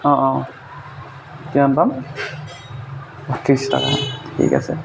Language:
Assamese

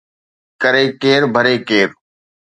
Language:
Sindhi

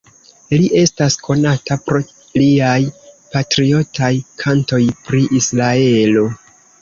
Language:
Esperanto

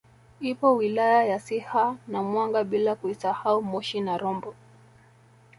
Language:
Swahili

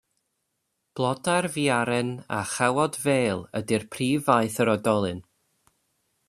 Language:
Welsh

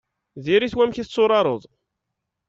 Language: Kabyle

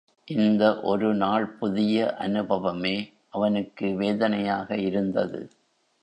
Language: Tamil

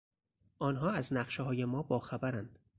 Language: Persian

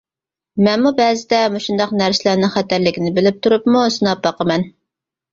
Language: Uyghur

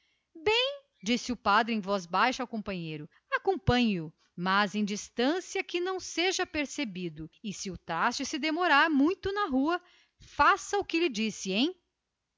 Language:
Portuguese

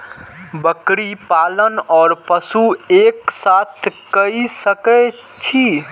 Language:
Maithili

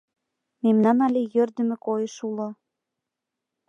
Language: Mari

